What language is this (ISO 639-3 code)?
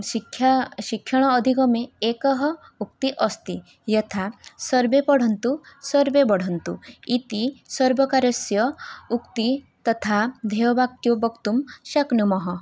san